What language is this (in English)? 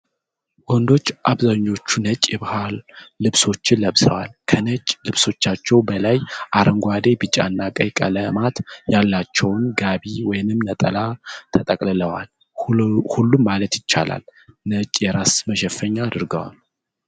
Amharic